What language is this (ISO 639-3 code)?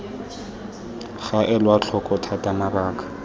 tsn